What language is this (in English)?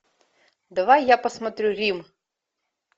Russian